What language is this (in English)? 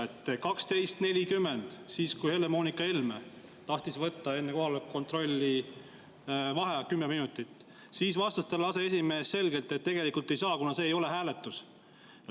Estonian